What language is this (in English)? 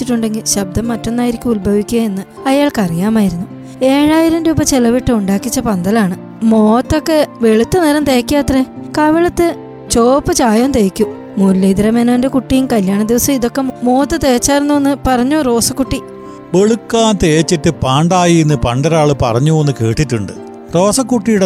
Malayalam